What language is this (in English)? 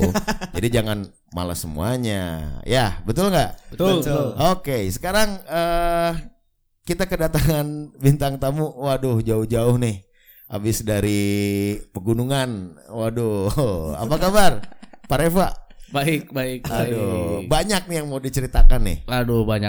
Indonesian